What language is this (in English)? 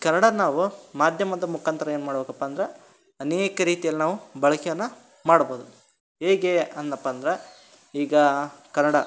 Kannada